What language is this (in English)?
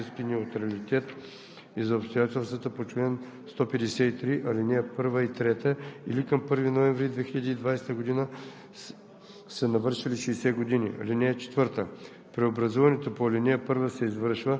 Bulgarian